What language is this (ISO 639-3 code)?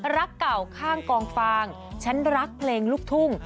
tha